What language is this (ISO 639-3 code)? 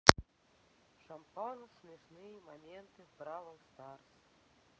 rus